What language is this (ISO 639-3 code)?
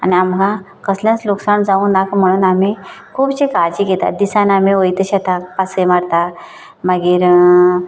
kok